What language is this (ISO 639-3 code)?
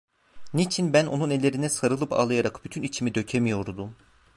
tur